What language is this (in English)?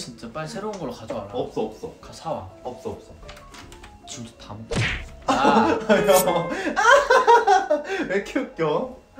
Korean